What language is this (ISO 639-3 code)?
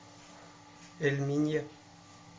rus